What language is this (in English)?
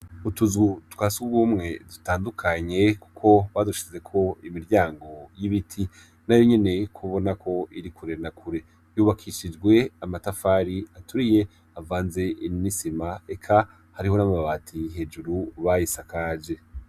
Rundi